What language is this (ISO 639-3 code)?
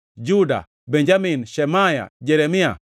luo